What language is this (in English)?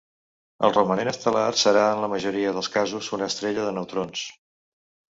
Catalan